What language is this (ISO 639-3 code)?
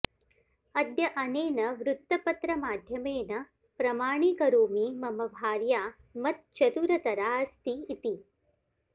san